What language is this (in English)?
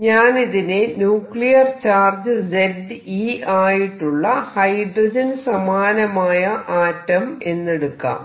Malayalam